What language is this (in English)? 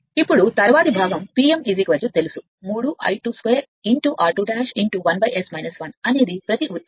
Telugu